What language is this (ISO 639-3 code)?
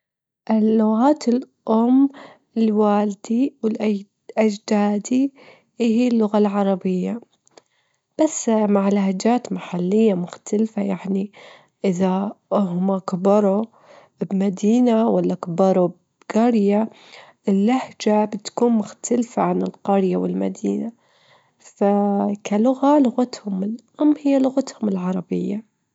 afb